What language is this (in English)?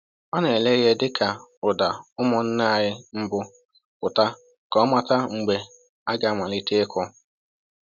Igbo